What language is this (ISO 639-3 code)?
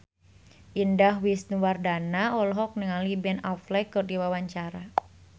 sun